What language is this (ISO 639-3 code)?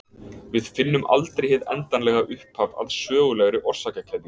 isl